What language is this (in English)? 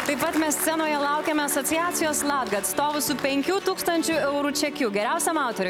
Lithuanian